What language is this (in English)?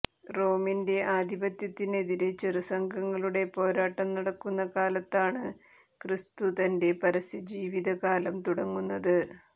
Malayalam